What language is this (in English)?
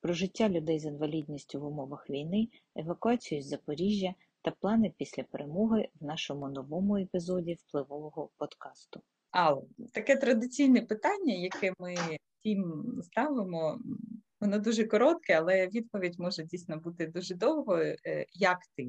Ukrainian